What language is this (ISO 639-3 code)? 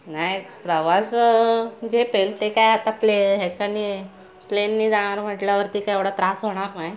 mar